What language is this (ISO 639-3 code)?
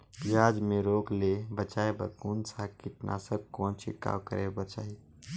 hne